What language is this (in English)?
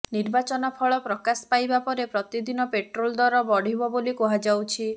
Odia